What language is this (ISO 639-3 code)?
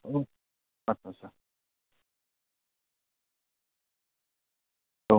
brx